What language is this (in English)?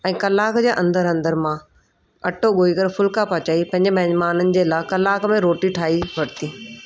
Sindhi